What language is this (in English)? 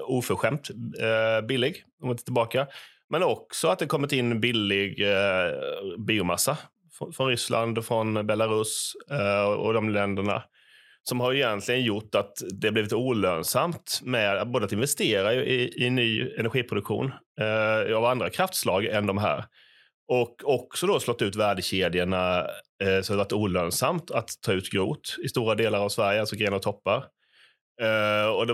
Swedish